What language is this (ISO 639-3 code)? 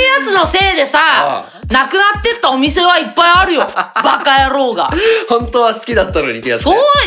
jpn